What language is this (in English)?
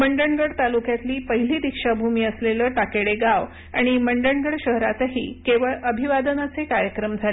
Marathi